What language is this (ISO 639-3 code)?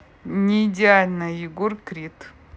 rus